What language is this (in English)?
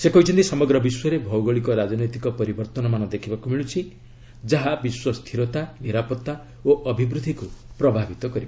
Odia